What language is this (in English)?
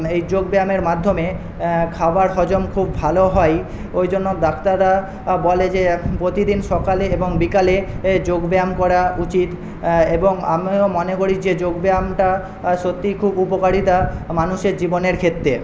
Bangla